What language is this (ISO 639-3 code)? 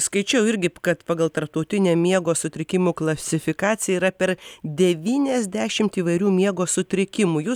lit